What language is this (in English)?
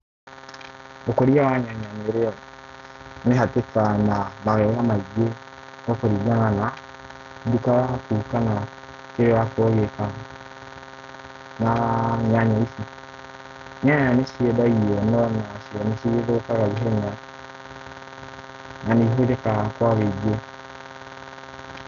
Kikuyu